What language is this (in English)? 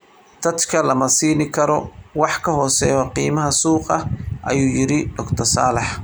Somali